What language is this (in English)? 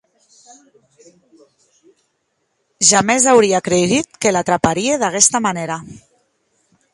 Occitan